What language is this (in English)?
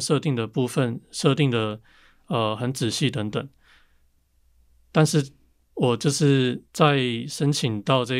Chinese